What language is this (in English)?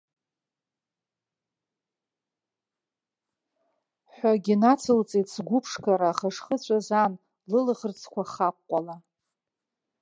Abkhazian